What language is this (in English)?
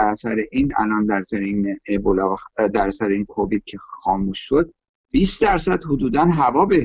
Persian